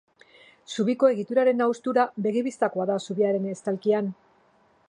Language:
Basque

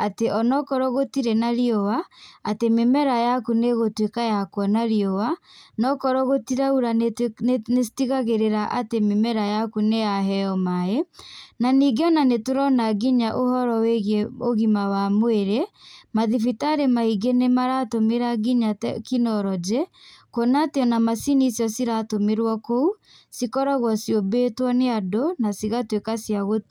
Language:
Kikuyu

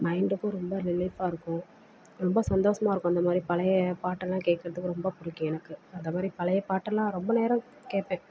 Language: Tamil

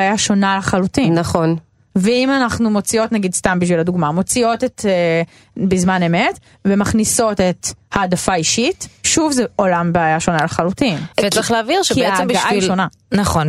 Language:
Hebrew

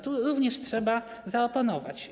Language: Polish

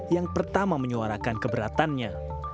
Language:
Indonesian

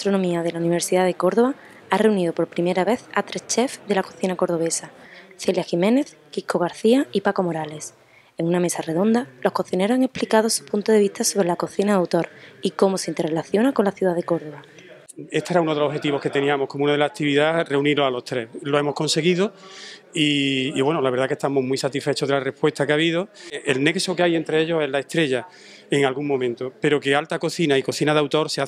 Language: Spanish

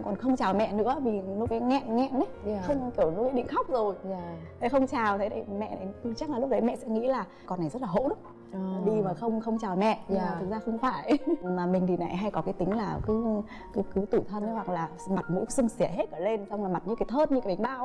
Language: Vietnamese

